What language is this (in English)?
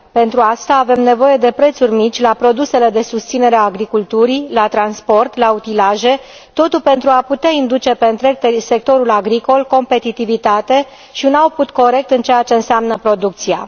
Romanian